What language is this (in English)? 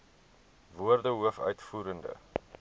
Afrikaans